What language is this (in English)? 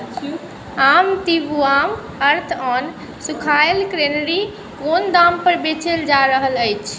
Maithili